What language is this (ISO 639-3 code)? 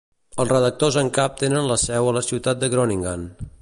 cat